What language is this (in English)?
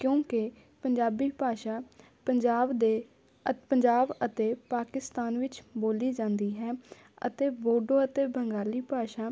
Punjabi